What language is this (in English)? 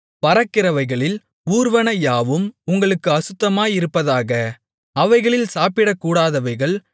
Tamil